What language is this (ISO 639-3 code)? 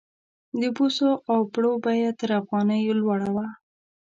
pus